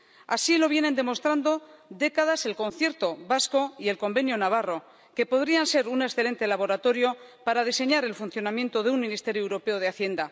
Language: Spanish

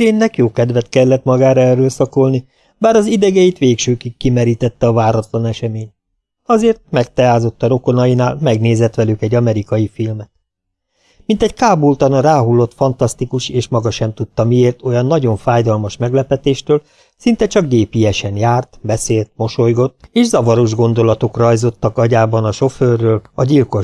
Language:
Hungarian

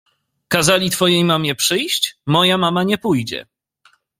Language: Polish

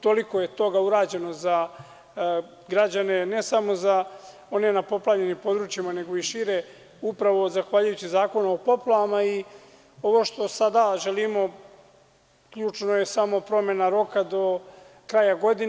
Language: Serbian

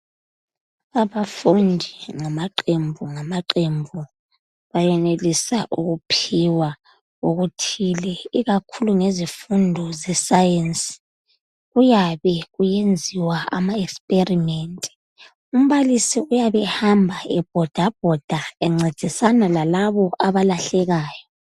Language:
North Ndebele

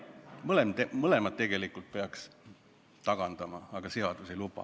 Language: Estonian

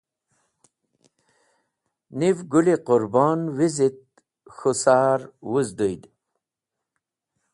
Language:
Wakhi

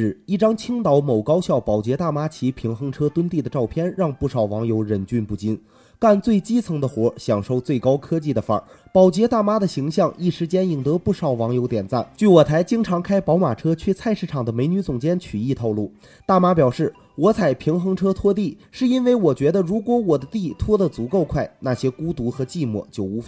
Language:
Chinese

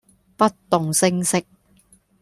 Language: Cantonese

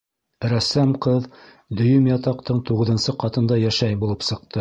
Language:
Bashkir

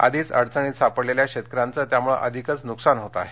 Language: Marathi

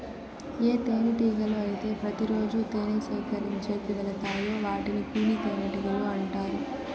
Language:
Telugu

